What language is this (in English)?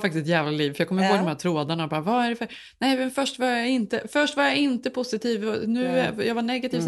Swedish